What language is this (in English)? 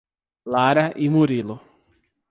Portuguese